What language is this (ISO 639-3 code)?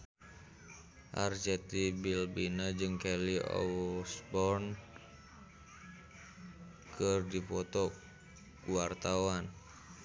sun